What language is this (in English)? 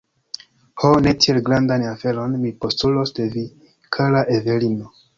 Esperanto